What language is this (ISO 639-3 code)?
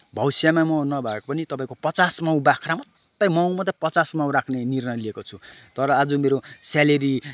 nep